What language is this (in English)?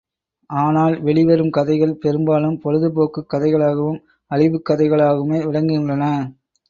Tamil